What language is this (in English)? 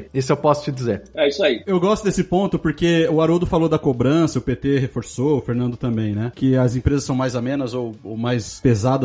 Portuguese